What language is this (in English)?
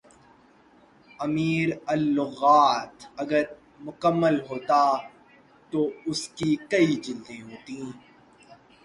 Urdu